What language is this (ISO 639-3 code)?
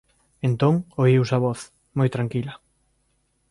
glg